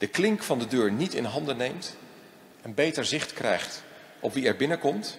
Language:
Dutch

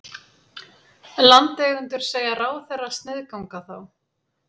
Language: Icelandic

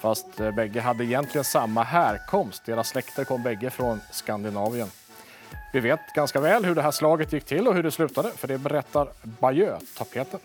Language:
Swedish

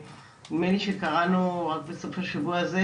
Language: Hebrew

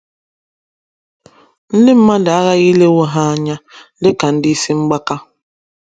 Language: Igbo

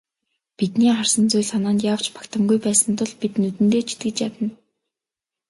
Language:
Mongolian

